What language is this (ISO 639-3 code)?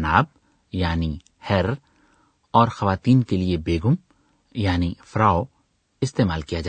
urd